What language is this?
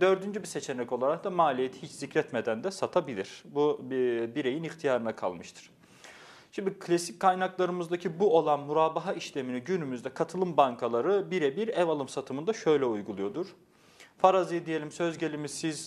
Turkish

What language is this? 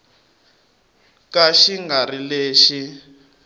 Tsonga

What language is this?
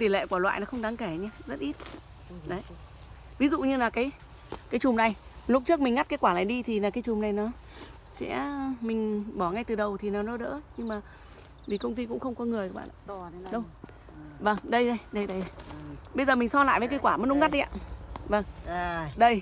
Vietnamese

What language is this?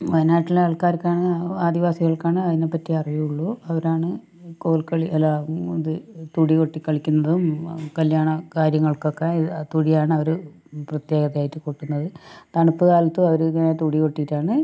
Malayalam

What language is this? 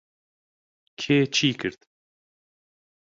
Central Kurdish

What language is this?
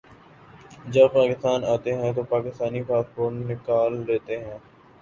Urdu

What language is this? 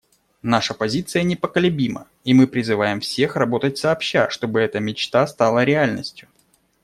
Russian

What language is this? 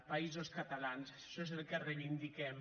Catalan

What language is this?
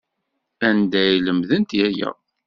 Kabyle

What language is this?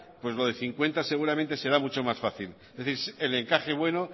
Spanish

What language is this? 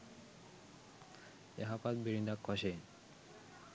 Sinhala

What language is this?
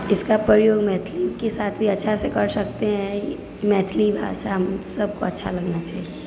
Maithili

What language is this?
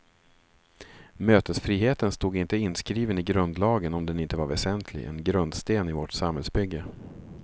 Swedish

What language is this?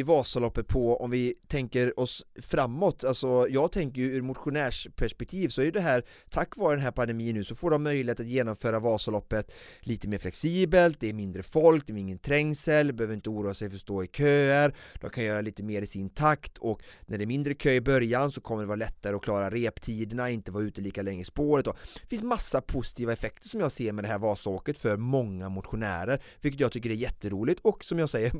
Swedish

